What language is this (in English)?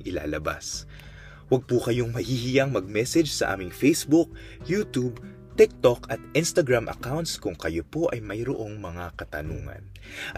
Filipino